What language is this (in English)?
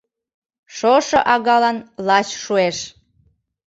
Mari